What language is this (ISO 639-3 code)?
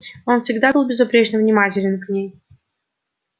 rus